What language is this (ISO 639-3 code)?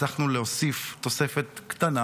heb